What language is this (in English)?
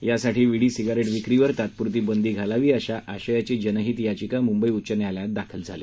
Marathi